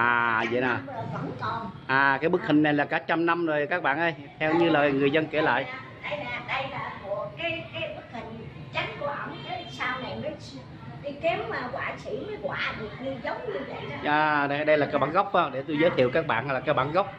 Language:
Vietnamese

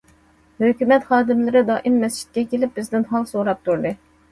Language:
Uyghur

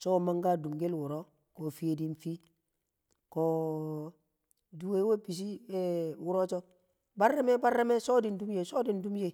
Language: Kamo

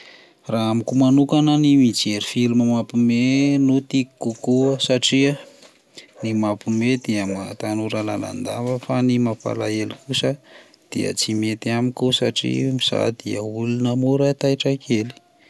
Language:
Malagasy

